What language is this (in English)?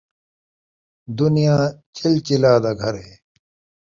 Saraiki